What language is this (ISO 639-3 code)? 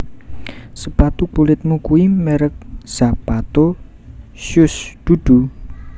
jav